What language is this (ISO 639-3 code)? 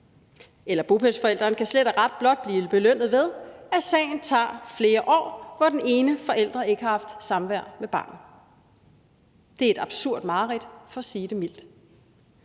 dan